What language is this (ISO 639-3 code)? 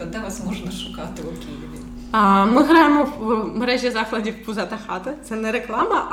ukr